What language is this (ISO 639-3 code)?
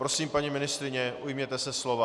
ces